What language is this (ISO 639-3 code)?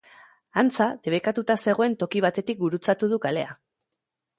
eus